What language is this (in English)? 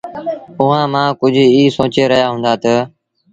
Sindhi Bhil